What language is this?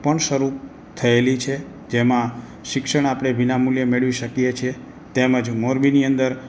Gujarati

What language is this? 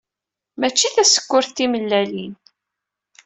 Kabyle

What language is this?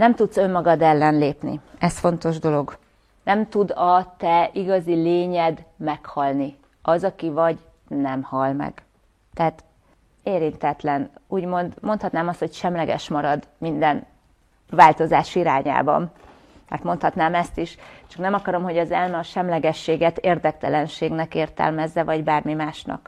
Hungarian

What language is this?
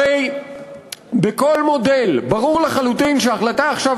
Hebrew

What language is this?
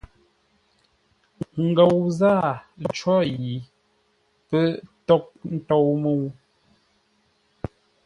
Ngombale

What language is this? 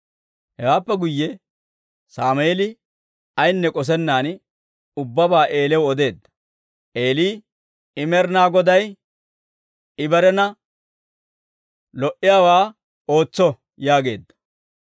Dawro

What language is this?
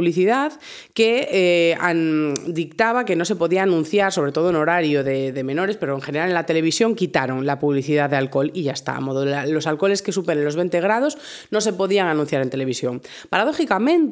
Spanish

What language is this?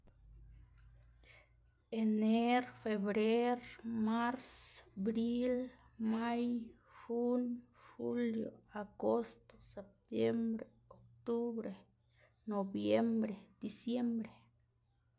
Xanaguía Zapotec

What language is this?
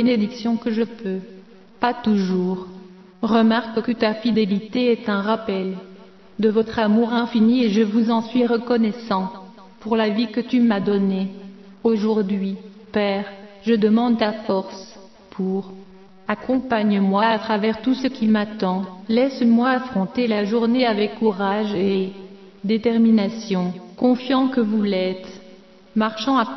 French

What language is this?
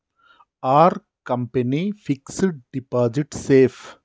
Telugu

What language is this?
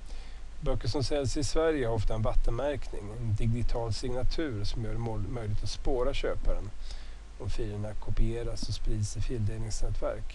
Swedish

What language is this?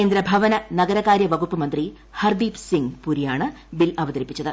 Malayalam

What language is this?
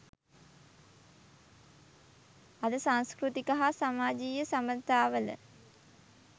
Sinhala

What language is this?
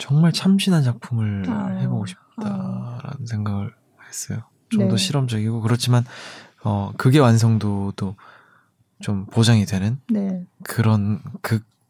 Korean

